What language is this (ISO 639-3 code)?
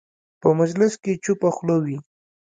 pus